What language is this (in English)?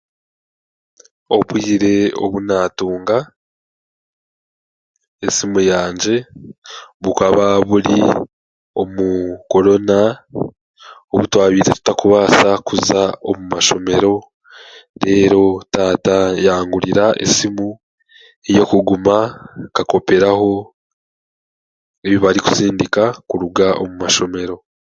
Chiga